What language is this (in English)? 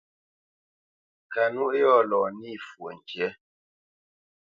Bamenyam